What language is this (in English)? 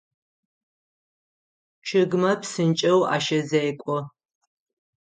Adyghe